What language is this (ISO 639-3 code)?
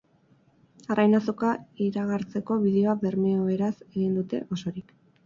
eus